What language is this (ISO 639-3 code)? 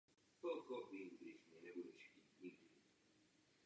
ces